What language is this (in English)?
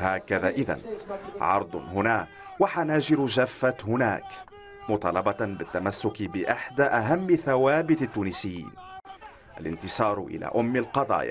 Arabic